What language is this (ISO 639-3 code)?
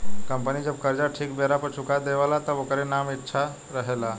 bho